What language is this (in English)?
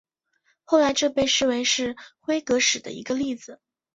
Chinese